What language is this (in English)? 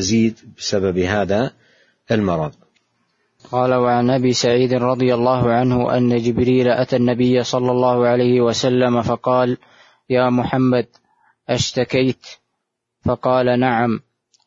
Arabic